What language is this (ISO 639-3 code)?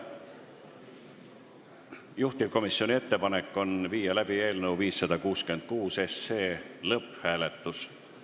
est